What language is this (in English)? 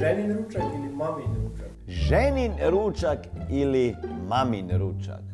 Croatian